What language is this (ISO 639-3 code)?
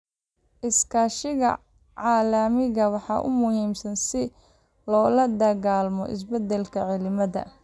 som